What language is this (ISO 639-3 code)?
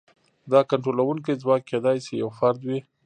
pus